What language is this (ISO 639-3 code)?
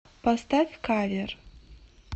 rus